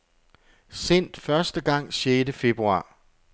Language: Danish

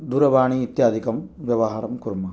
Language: Sanskrit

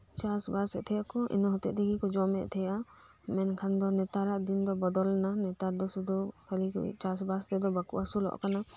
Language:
Santali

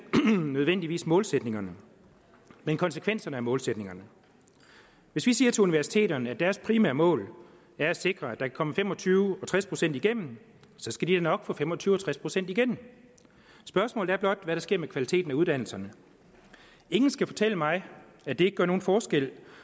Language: Danish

